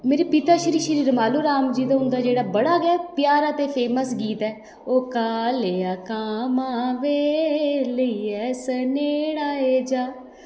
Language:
Dogri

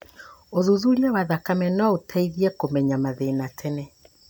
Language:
Kikuyu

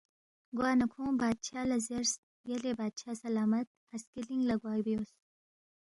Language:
Balti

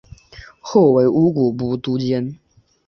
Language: Chinese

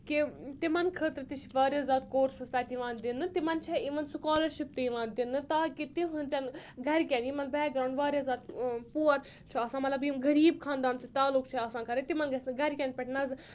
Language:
Kashmiri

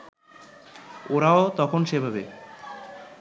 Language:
Bangla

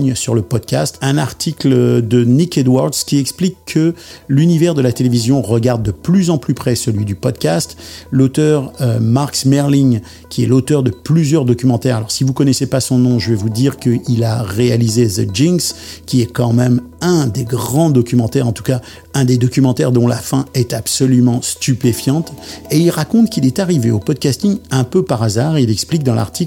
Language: French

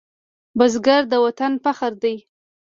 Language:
Pashto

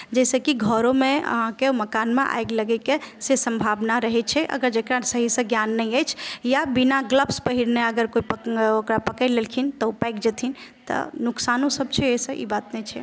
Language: Maithili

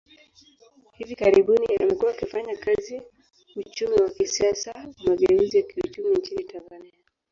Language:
Swahili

